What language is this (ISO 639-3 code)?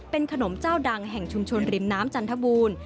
tha